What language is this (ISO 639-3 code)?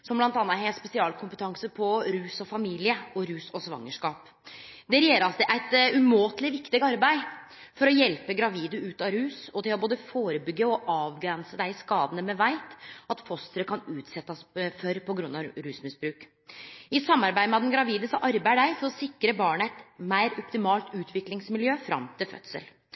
nno